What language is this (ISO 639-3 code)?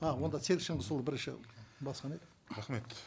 kaz